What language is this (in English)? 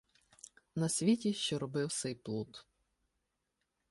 Ukrainian